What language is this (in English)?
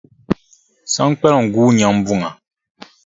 Dagbani